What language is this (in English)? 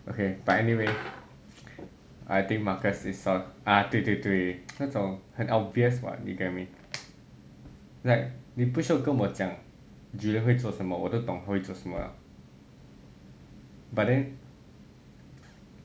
English